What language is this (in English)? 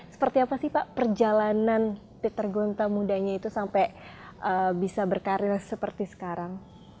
Indonesian